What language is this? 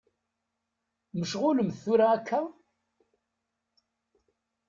Kabyle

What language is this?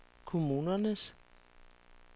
Danish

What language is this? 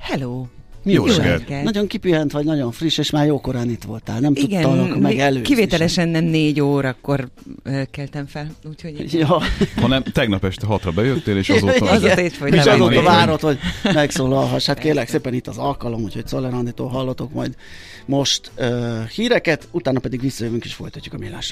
Hungarian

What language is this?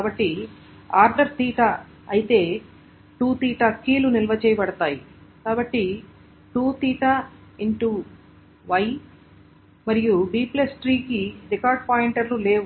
Telugu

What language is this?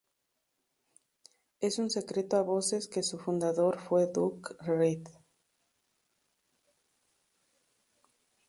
Spanish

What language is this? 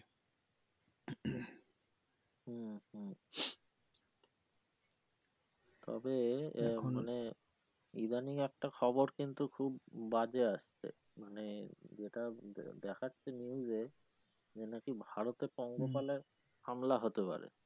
Bangla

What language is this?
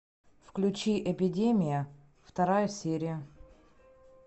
Russian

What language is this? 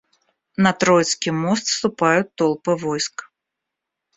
Russian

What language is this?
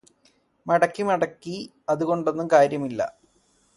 Malayalam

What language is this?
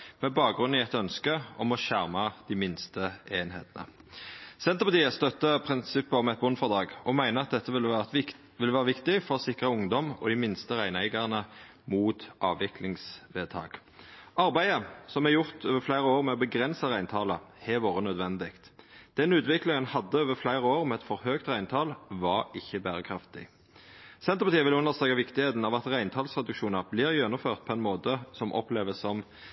Norwegian Nynorsk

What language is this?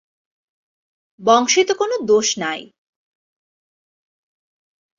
Bangla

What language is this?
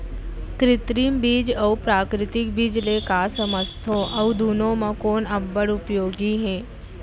Chhattisgarhi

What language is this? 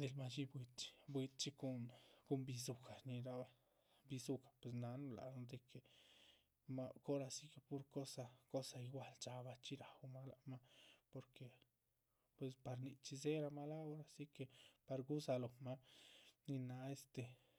Chichicapan Zapotec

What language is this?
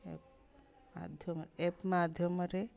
Odia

